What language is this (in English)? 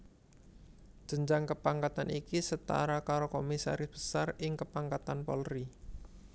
Javanese